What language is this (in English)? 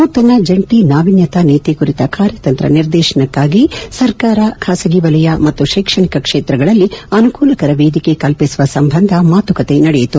Kannada